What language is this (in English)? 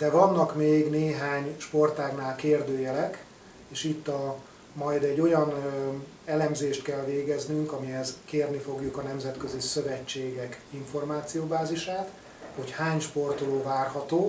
Hungarian